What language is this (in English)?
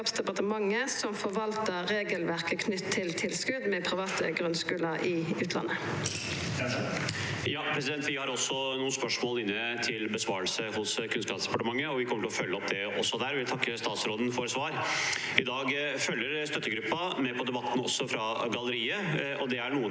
Norwegian